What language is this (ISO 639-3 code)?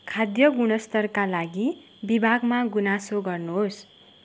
nep